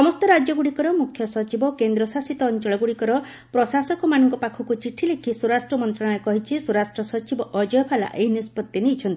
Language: Odia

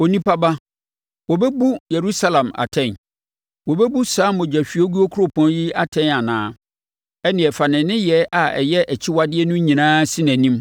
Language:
Akan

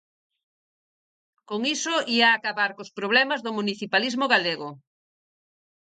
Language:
Galician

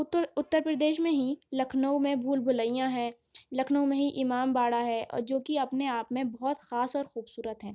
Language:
Urdu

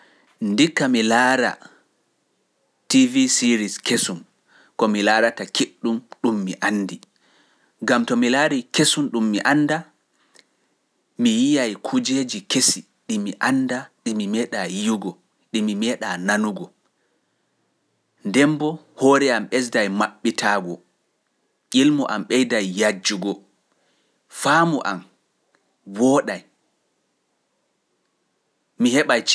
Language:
Pular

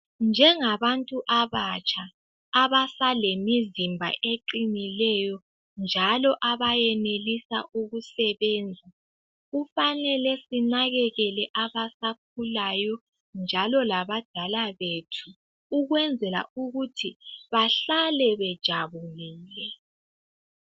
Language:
North Ndebele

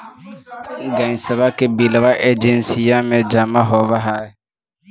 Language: Magahi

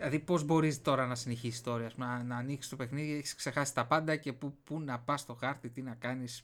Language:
Greek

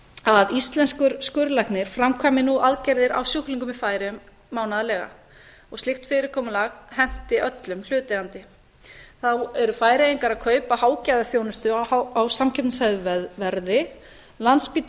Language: Icelandic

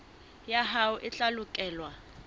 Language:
Southern Sotho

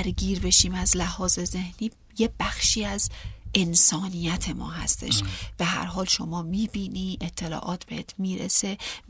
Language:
Persian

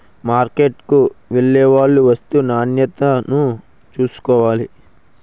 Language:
Telugu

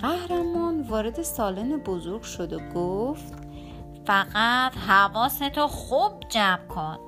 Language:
Persian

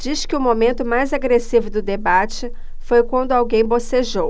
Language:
Portuguese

